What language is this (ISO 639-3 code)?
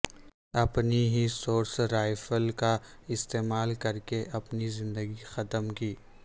urd